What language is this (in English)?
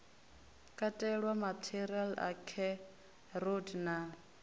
Venda